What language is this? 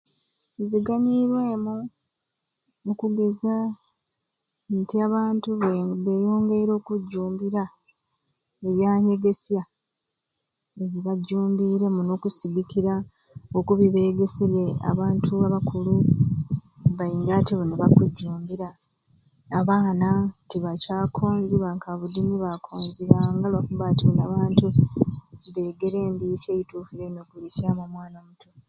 Ruuli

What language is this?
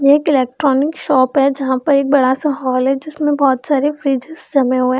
Hindi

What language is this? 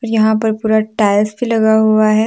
Hindi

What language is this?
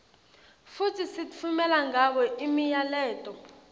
Swati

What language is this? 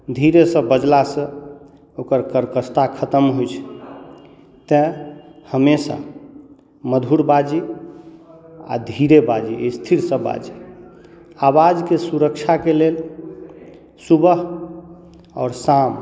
Maithili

